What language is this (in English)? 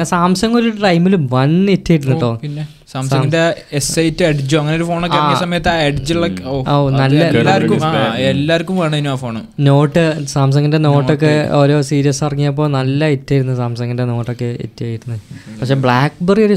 Malayalam